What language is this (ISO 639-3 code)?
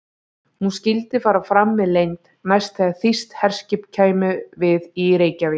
isl